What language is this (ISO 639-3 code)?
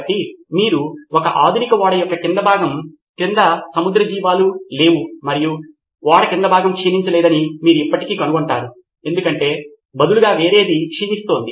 tel